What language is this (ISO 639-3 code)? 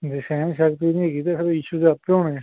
pan